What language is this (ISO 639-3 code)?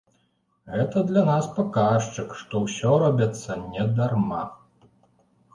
bel